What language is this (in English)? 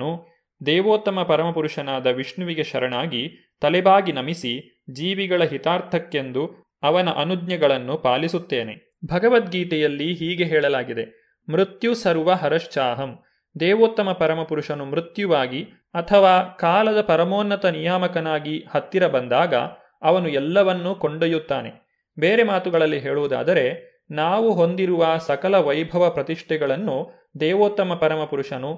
Kannada